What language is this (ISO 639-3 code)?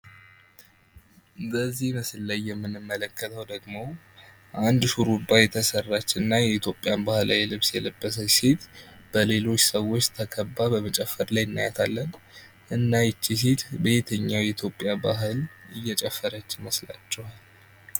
amh